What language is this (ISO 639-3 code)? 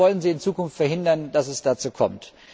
deu